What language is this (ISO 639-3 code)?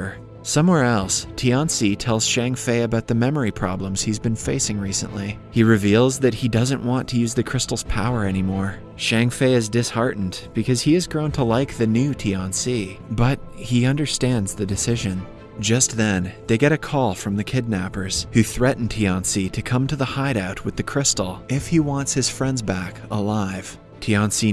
eng